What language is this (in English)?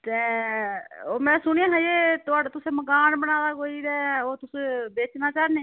Dogri